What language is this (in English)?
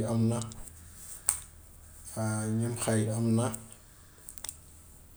Gambian Wolof